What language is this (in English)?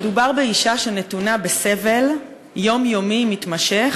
Hebrew